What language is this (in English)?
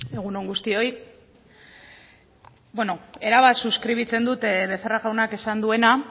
Basque